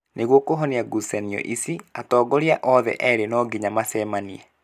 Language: Kikuyu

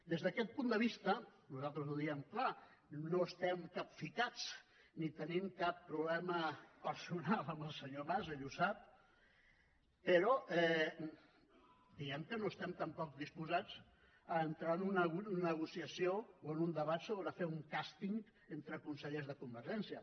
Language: Catalan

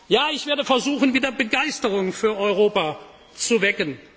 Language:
German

